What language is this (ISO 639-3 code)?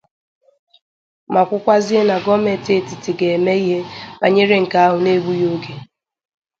ibo